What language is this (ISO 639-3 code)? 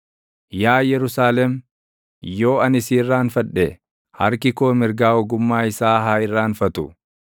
orm